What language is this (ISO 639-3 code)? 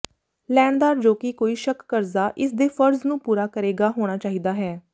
pan